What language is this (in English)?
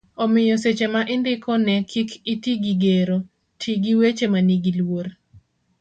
Luo (Kenya and Tanzania)